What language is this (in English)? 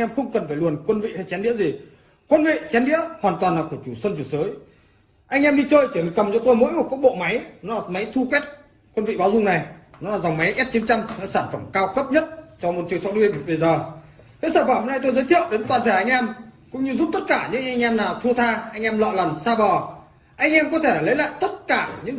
Vietnamese